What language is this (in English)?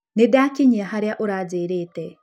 Kikuyu